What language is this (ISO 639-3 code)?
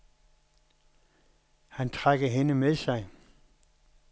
dan